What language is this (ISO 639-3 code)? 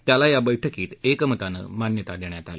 mar